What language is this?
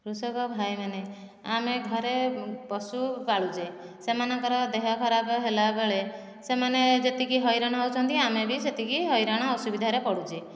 Odia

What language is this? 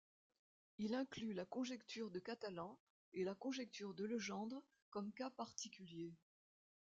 French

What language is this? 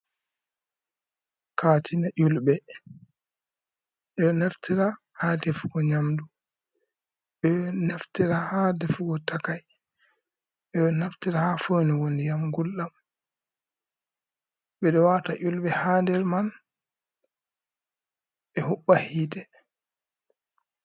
Fula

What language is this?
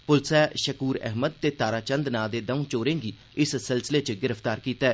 Dogri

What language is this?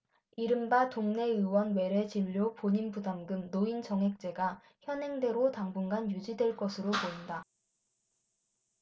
Korean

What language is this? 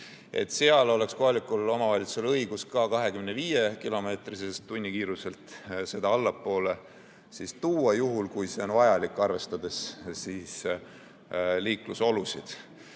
Estonian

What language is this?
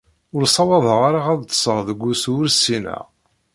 Kabyle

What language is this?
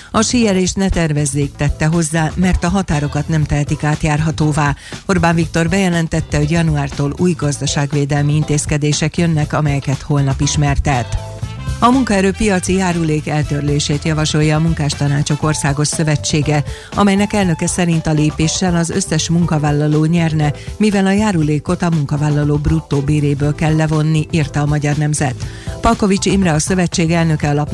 Hungarian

